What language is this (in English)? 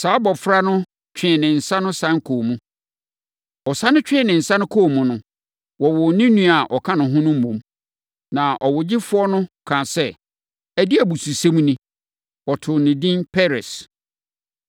Akan